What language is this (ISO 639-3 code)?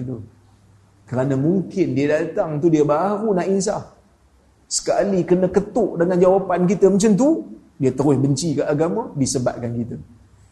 msa